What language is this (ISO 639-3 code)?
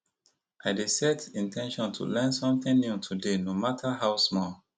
pcm